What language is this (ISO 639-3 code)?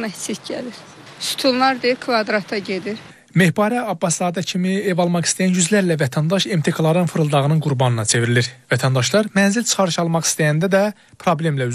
tur